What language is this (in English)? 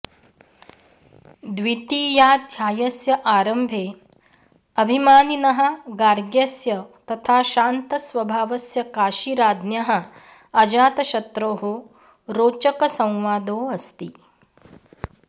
Sanskrit